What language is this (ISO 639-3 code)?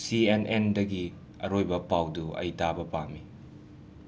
mni